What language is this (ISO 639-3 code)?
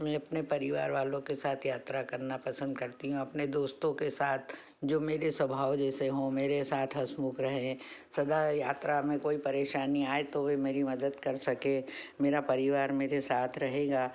hin